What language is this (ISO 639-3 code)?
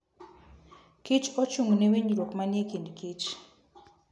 luo